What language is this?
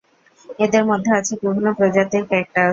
Bangla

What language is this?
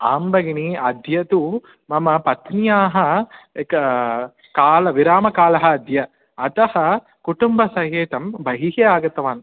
Sanskrit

